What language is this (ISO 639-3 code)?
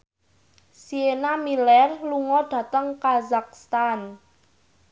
jav